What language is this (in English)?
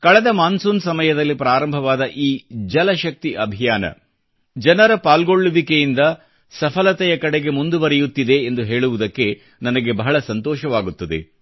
Kannada